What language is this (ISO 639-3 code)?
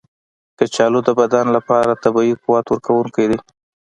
pus